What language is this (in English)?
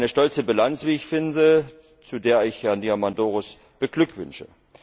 German